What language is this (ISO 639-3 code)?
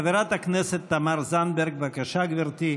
heb